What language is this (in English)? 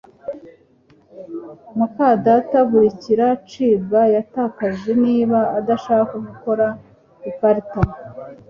Kinyarwanda